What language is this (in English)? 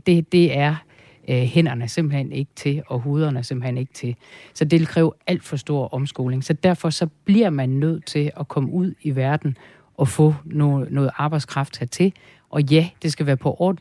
Danish